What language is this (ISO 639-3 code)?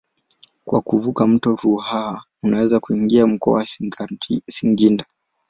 swa